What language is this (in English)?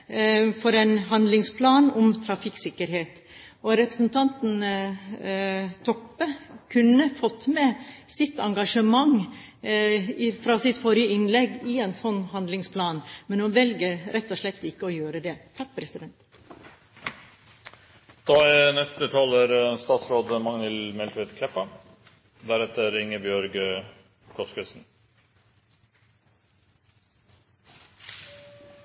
Norwegian